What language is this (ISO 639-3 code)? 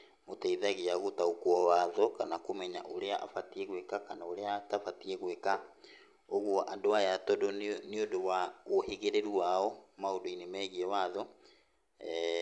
kik